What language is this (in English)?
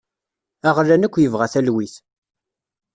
Kabyle